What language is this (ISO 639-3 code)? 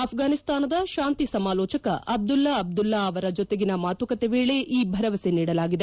kan